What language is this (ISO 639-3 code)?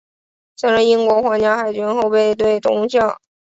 zho